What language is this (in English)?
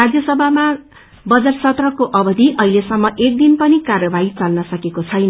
Nepali